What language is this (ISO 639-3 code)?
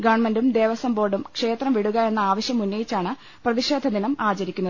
mal